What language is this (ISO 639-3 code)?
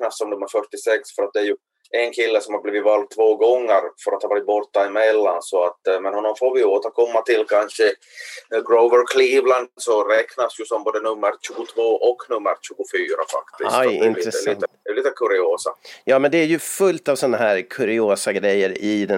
swe